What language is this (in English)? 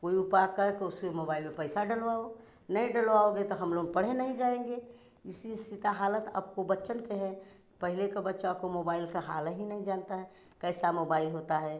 Hindi